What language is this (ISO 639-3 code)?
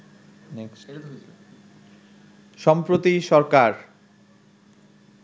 ben